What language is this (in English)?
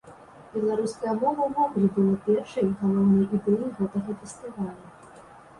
Belarusian